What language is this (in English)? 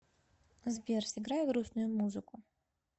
Russian